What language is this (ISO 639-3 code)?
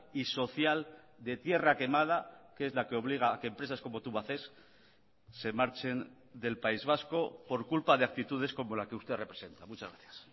spa